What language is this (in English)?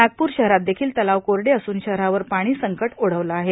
Marathi